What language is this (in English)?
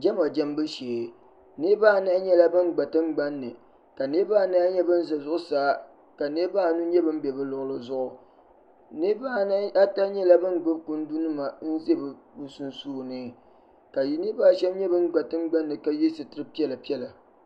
Dagbani